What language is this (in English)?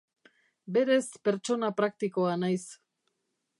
Basque